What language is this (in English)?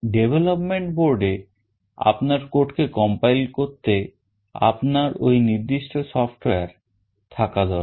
Bangla